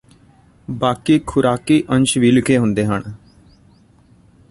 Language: Punjabi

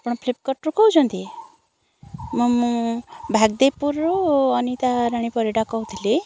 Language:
Odia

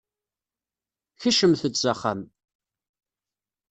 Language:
Kabyle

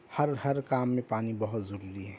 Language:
Urdu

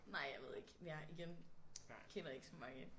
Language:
Danish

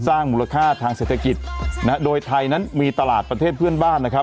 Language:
Thai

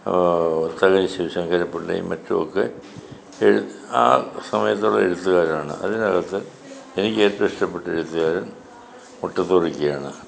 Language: Malayalam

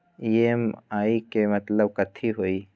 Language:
Magahi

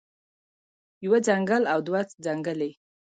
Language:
Pashto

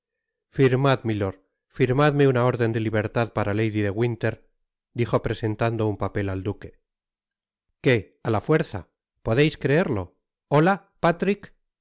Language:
Spanish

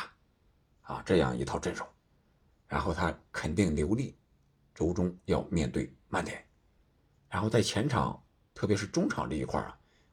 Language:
Chinese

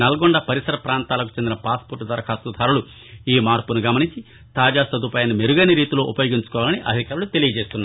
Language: Telugu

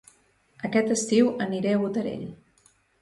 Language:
Catalan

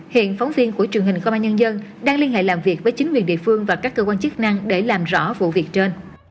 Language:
Vietnamese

